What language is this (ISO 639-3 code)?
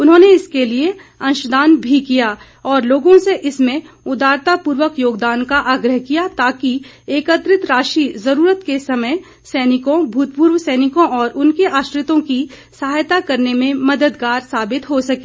hin